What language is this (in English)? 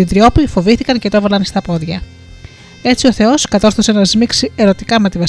Greek